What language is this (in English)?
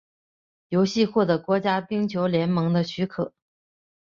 Chinese